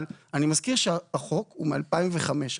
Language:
Hebrew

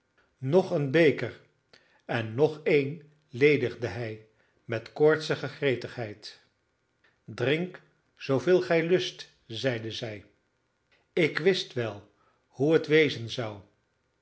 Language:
Dutch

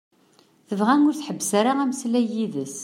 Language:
Kabyle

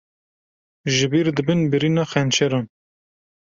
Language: Kurdish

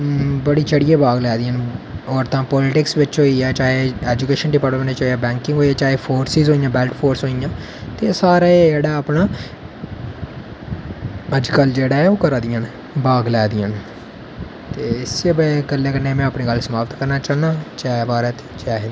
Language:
Dogri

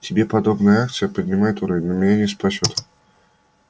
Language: Russian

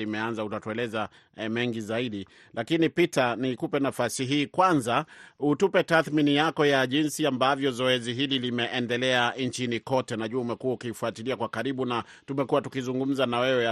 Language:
Swahili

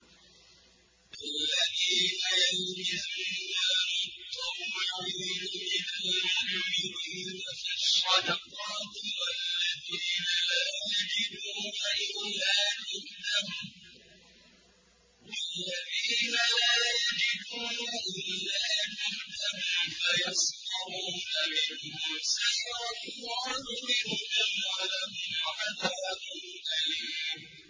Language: Arabic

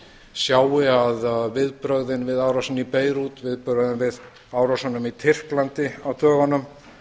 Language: Icelandic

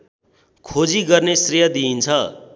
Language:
Nepali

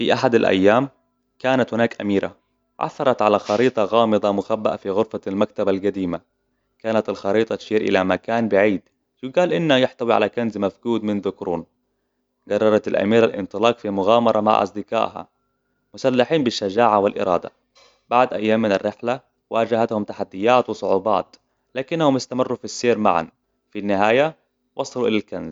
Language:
Hijazi Arabic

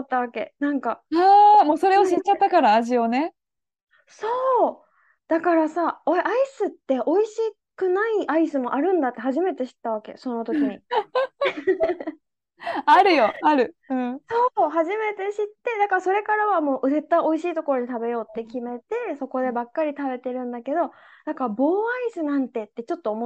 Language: Japanese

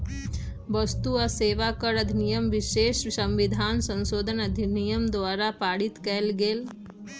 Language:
Magahi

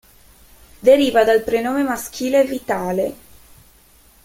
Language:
Italian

